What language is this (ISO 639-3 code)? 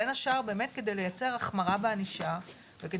heb